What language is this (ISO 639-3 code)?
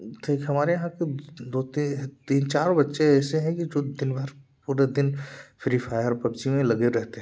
hin